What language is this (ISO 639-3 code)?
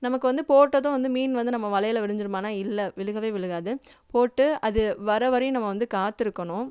tam